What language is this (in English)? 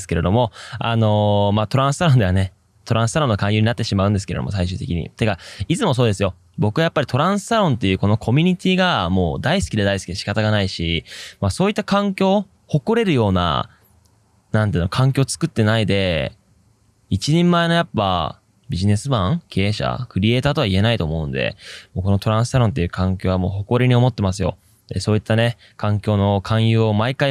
Japanese